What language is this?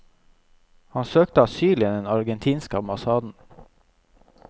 Norwegian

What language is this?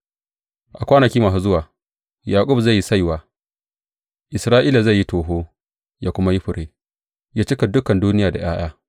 Hausa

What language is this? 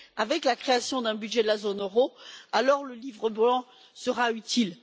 French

